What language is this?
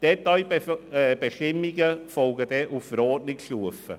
Swiss German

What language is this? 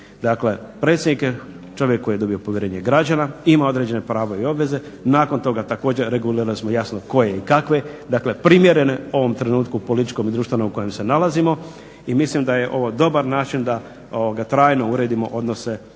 Croatian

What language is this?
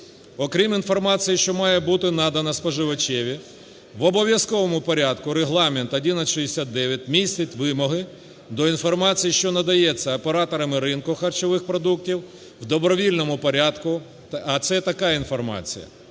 Ukrainian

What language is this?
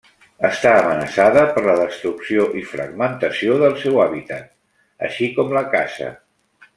Catalan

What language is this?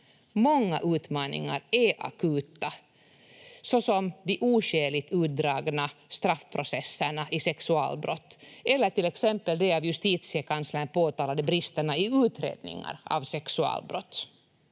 Finnish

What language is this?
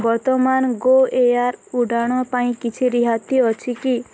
Odia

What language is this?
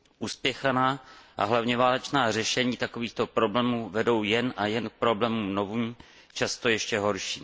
Czech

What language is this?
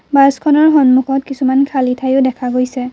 Assamese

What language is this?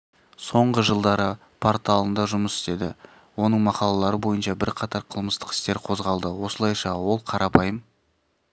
Kazakh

